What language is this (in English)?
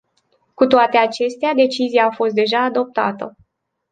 Romanian